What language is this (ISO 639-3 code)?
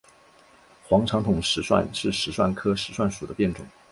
zho